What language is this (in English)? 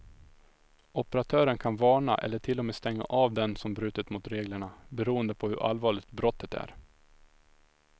Swedish